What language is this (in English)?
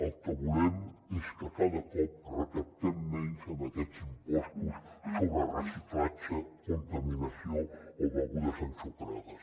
Catalan